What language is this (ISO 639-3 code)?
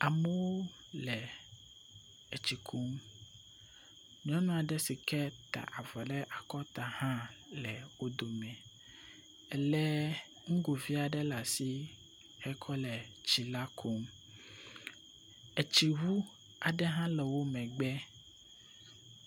ewe